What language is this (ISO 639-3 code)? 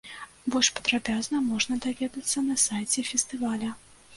bel